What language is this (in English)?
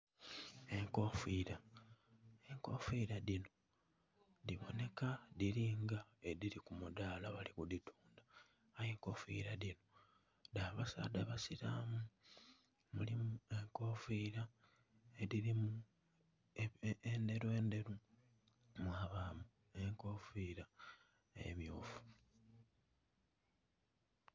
Soga